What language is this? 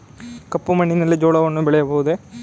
Kannada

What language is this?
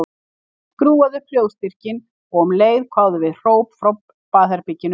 Icelandic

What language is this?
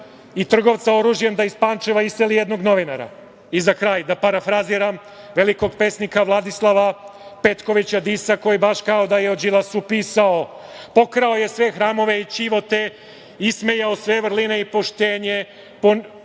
Serbian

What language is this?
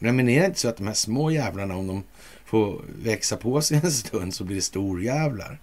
Swedish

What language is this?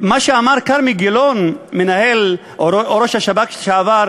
Hebrew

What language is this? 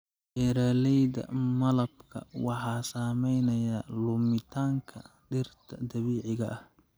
Somali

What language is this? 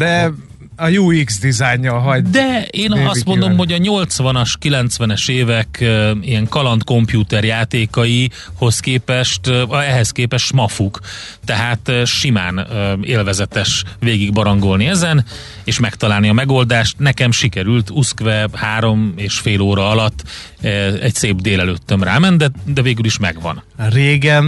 Hungarian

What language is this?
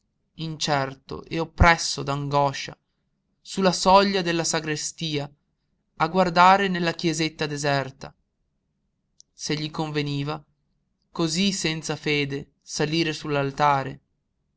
Italian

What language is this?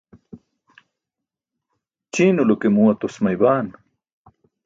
Burushaski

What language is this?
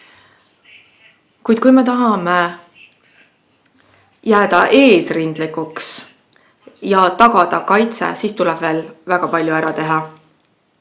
Estonian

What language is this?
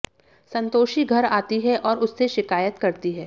Hindi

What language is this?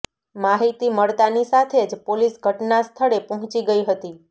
Gujarati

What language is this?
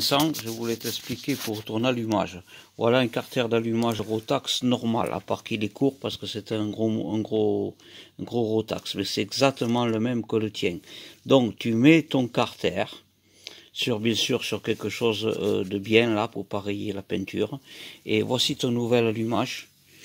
French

